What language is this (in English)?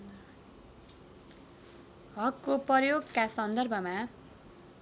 Nepali